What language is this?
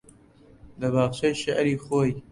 Central Kurdish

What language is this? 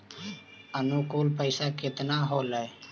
Magahi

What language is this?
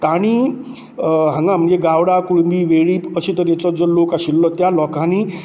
Konkani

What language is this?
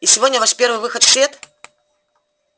Russian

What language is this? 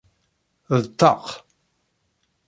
Kabyle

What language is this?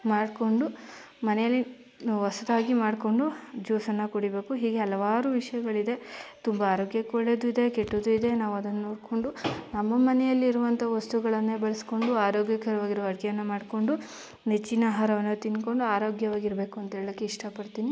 Kannada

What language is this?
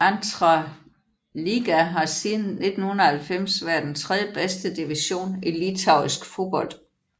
Danish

